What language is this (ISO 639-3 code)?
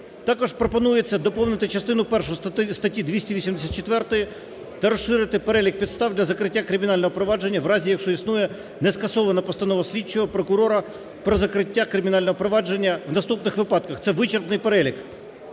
ukr